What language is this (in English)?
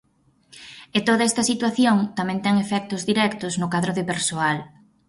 Galician